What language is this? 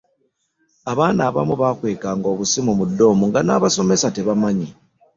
Ganda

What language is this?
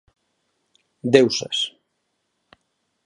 Galician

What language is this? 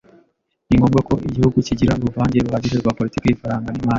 Kinyarwanda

